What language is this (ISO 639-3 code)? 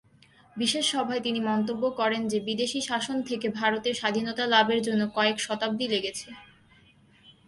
ben